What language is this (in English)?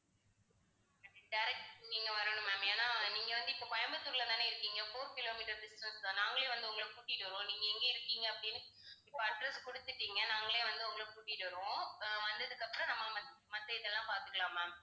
Tamil